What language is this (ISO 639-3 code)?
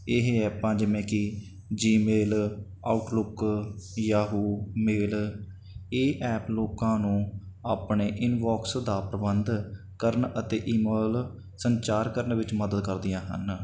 pan